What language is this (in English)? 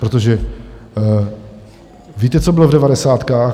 Czech